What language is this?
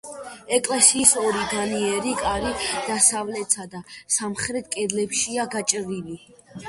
Georgian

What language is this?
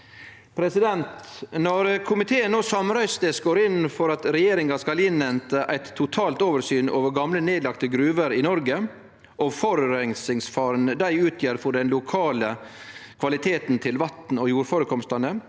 Norwegian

